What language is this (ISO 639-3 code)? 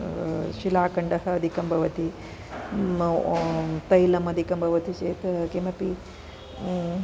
san